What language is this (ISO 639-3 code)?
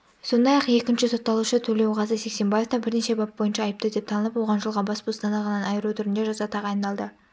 kaz